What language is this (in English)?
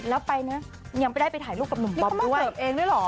Thai